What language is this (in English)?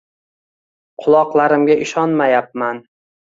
Uzbek